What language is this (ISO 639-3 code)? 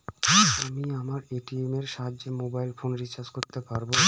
ben